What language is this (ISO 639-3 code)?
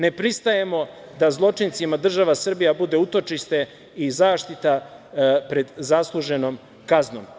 srp